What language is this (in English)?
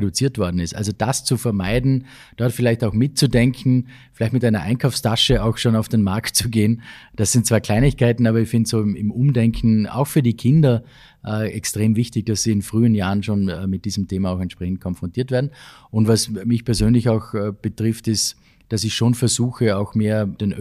German